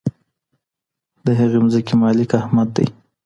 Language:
Pashto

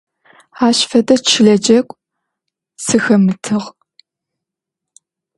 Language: Adyghe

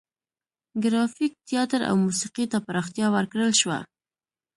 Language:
Pashto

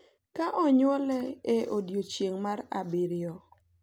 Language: Luo (Kenya and Tanzania)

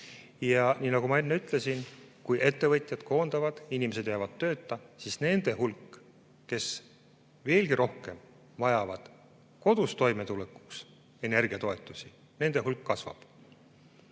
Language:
Estonian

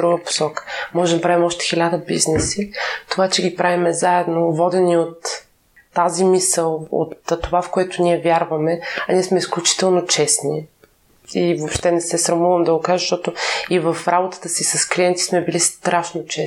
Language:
Bulgarian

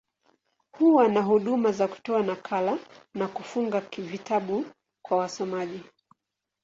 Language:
Swahili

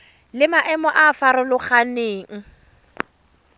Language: Tswana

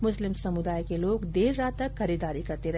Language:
Hindi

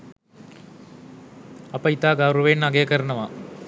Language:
Sinhala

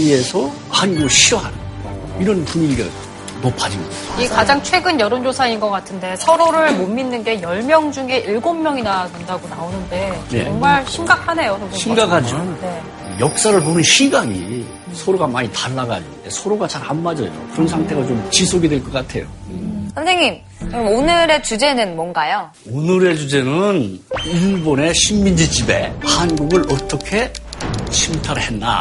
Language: Korean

